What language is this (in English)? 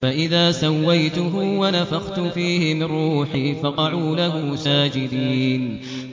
Arabic